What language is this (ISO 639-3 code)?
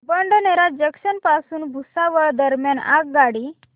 mar